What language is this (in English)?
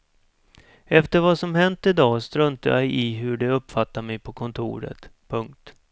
Swedish